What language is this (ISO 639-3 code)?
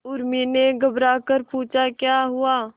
hin